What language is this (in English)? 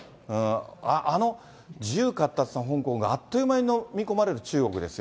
Japanese